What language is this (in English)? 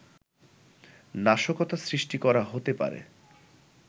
Bangla